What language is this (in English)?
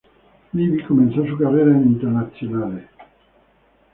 Spanish